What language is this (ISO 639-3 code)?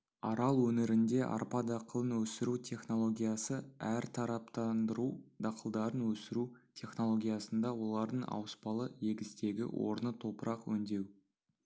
kaz